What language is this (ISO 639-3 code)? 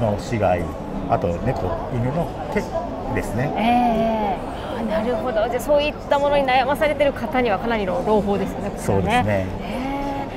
jpn